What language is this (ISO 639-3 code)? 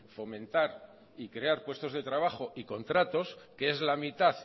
spa